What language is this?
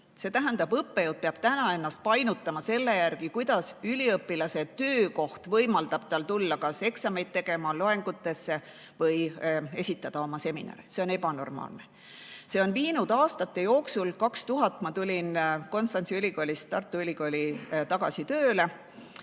Estonian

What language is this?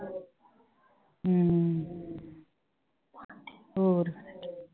Punjabi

